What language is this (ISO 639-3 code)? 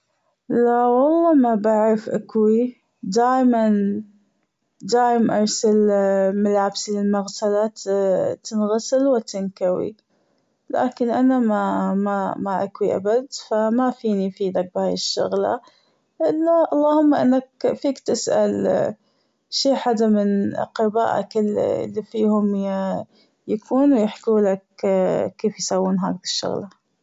afb